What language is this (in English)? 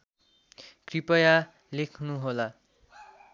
Nepali